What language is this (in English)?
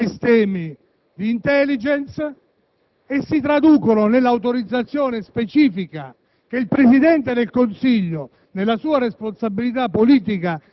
Italian